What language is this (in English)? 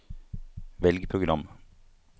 Norwegian